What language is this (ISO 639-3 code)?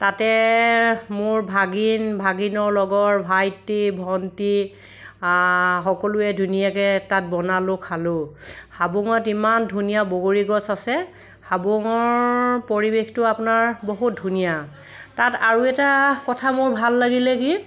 asm